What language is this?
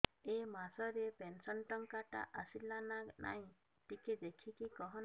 Odia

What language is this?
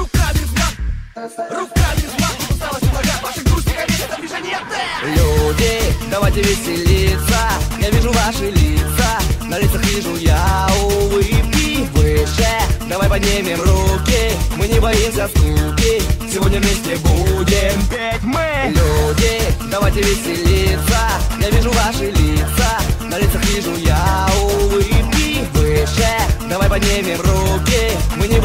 Russian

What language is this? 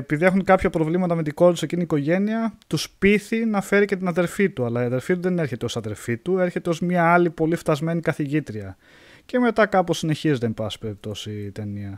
Greek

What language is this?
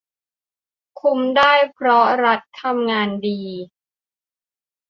Thai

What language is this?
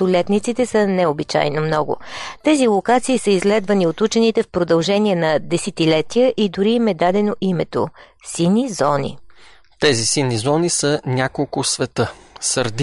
Bulgarian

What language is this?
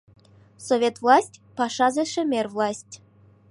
Mari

